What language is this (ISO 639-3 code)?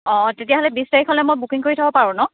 asm